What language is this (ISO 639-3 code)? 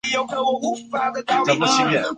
zho